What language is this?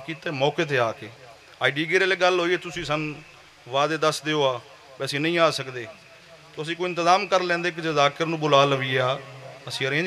Punjabi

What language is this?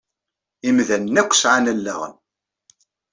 Kabyle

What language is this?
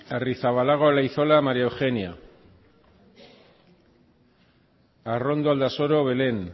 Basque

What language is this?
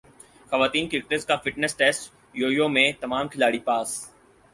Urdu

